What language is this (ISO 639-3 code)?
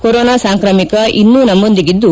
kan